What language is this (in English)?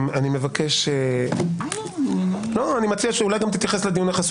Hebrew